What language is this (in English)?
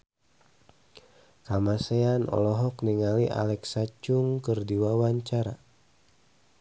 Sundanese